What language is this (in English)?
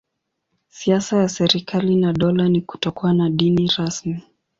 Swahili